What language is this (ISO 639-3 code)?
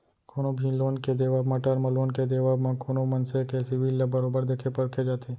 hne